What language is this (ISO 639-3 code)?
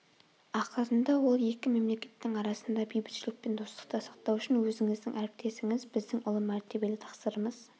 kaz